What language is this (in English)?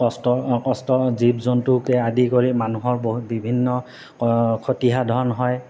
Assamese